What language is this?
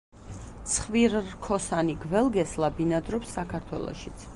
Georgian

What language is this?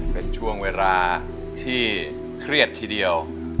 Thai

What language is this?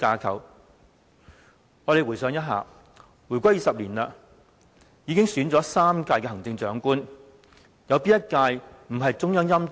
Cantonese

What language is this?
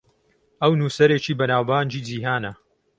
Central Kurdish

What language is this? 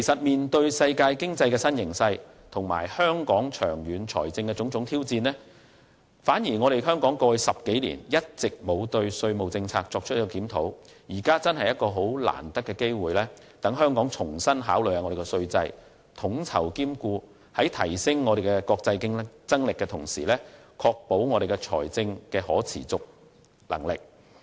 Cantonese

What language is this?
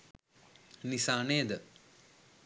Sinhala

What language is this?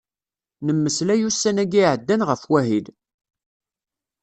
Kabyle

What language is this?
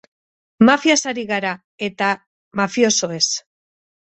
Basque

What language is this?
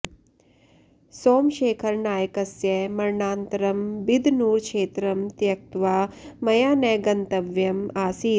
Sanskrit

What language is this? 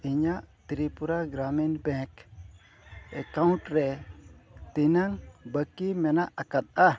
Santali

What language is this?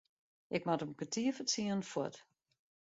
Western Frisian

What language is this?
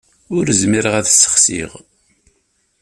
Kabyle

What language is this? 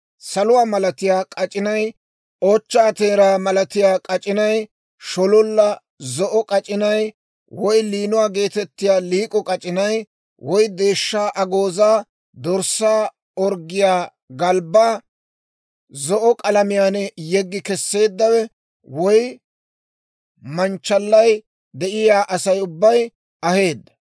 Dawro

